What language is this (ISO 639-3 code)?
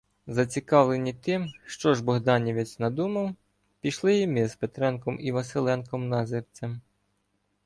ukr